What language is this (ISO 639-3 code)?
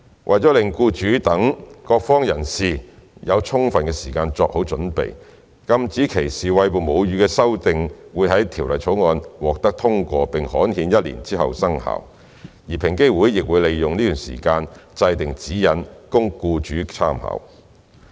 yue